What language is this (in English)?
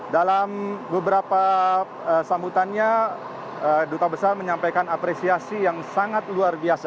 Indonesian